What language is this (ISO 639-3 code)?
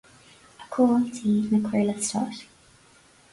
gle